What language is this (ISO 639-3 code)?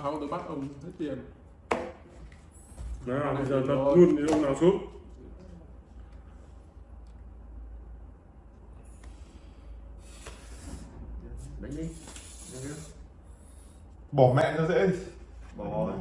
vie